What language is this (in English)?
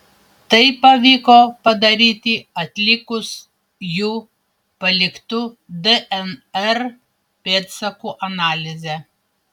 Lithuanian